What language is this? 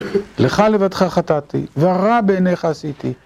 Hebrew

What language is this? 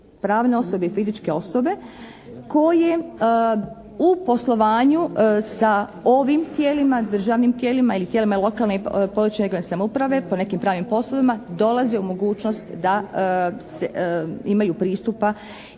Croatian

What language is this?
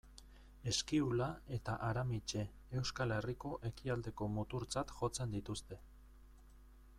Basque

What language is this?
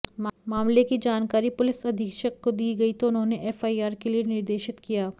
Hindi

